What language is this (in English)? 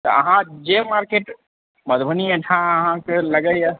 Maithili